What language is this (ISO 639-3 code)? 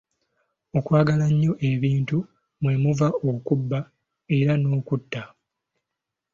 lug